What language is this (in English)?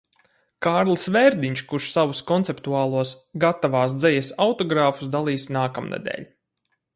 Latvian